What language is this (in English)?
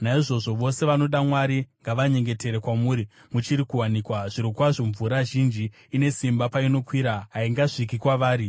Shona